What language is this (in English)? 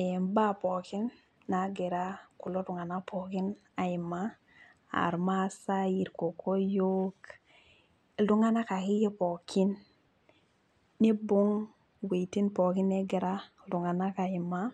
Masai